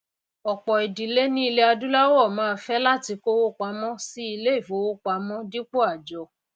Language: Yoruba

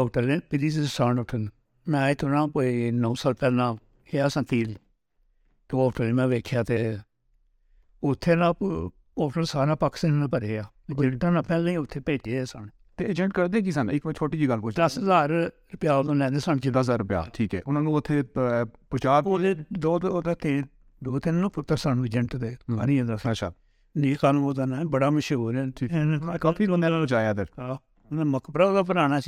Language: Urdu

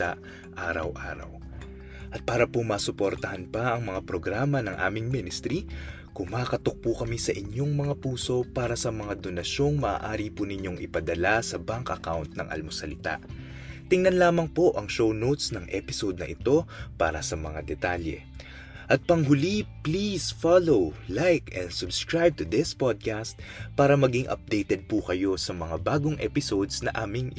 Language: Filipino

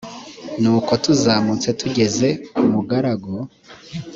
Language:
Kinyarwanda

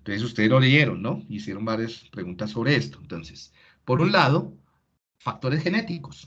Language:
Spanish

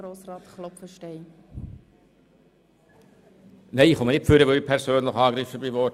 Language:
Swiss German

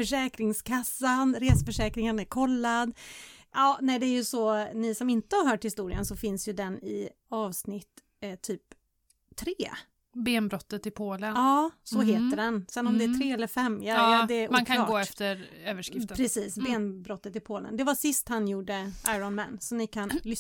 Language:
Swedish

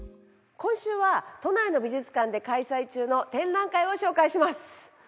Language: Japanese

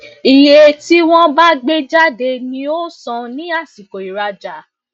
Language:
Yoruba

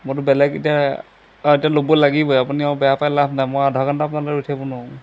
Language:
Assamese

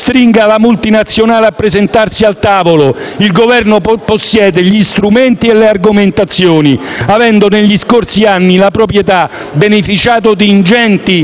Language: Italian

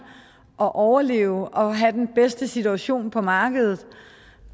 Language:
Danish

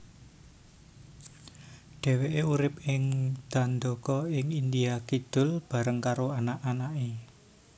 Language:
Javanese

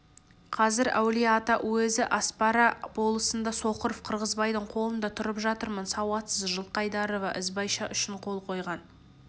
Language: Kazakh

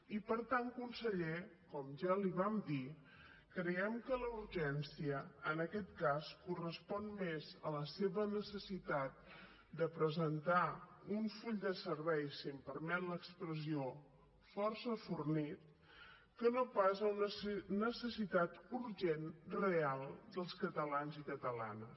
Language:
Catalan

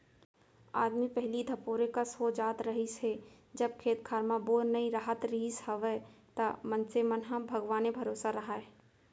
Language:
Chhattisgarhi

